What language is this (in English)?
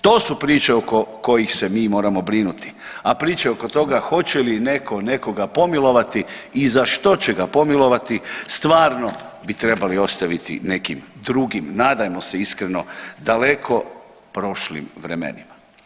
Croatian